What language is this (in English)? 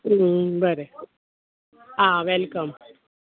Konkani